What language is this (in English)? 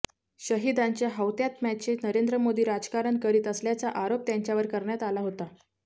Marathi